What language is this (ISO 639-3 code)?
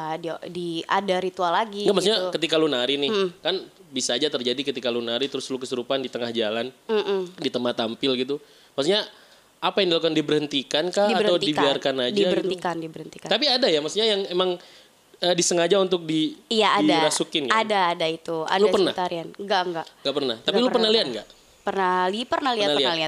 ind